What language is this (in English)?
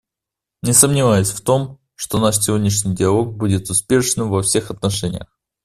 Russian